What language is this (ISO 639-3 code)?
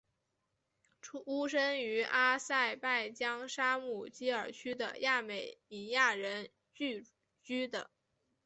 zho